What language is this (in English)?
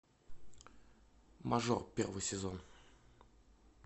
Russian